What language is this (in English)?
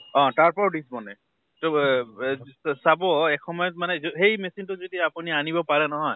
Assamese